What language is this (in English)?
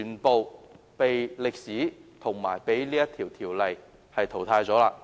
Cantonese